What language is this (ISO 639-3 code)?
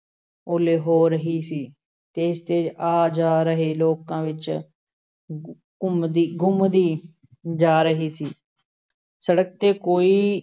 pan